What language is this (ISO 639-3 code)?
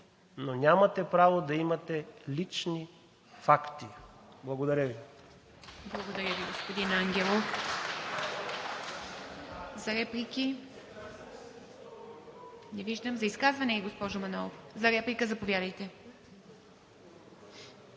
bul